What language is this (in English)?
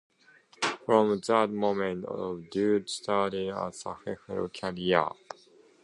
English